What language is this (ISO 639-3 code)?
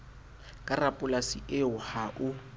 sot